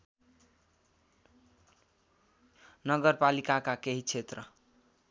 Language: Nepali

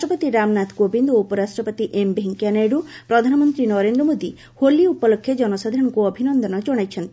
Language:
Odia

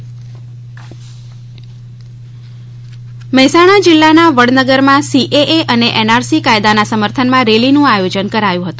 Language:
Gujarati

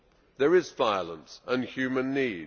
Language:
English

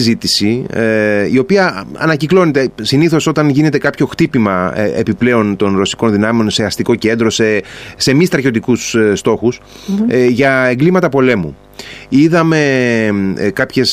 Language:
Greek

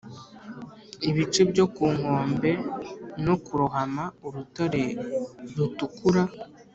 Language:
Kinyarwanda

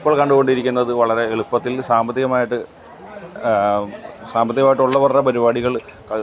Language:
Malayalam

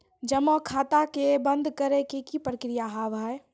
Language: Maithili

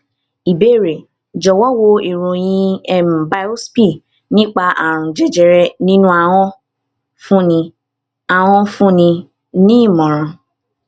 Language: Yoruba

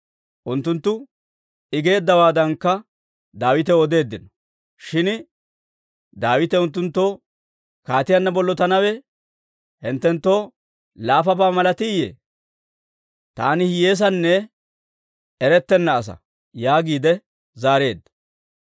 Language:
Dawro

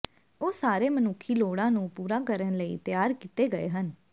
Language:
Punjabi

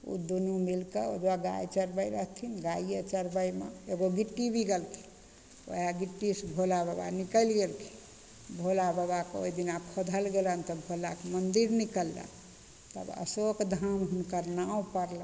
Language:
Maithili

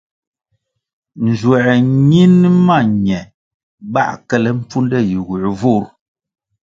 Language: Kwasio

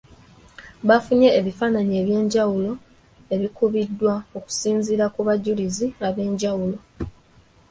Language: Ganda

